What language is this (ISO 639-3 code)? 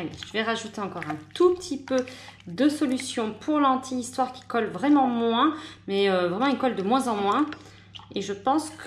fra